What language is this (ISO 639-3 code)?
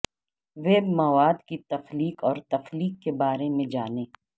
urd